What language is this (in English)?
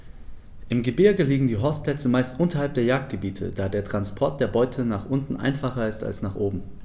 German